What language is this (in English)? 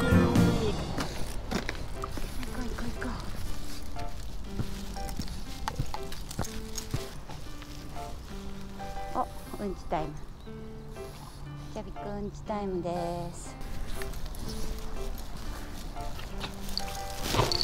Japanese